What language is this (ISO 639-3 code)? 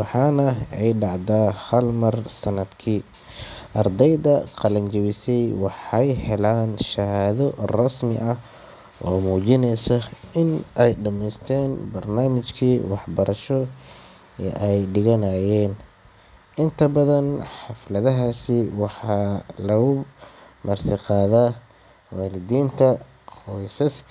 som